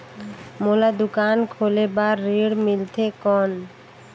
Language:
Chhattisgarhi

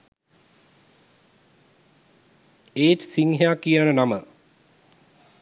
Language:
Sinhala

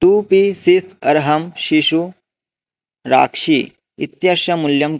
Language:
Sanskrit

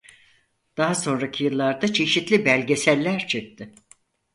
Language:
Turkish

